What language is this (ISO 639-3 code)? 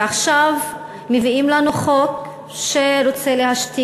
heb